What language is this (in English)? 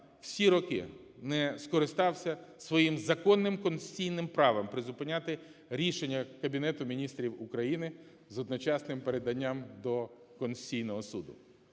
Ukrainian